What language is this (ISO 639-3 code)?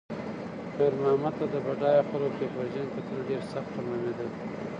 pus